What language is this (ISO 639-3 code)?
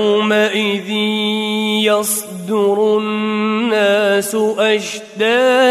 ara